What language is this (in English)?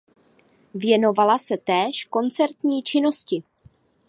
Czech